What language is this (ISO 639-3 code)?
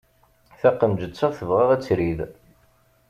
kab